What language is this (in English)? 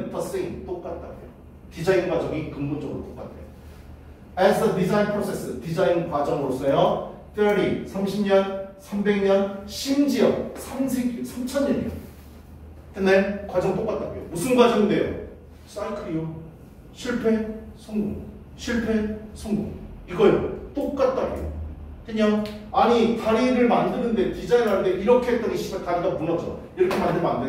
Korean